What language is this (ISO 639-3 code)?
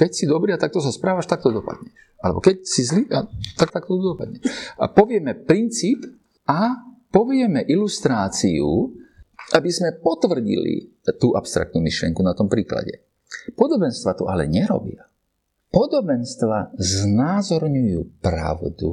slk